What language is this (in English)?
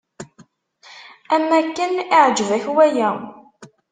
Kabyle